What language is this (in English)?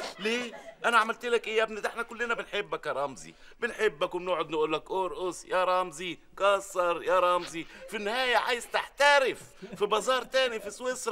Arabic